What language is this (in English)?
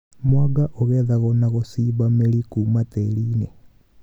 Kikuyu